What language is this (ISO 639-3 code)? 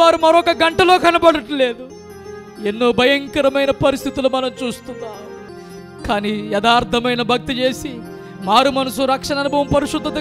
hin